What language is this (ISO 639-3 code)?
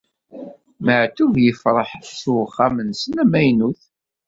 kab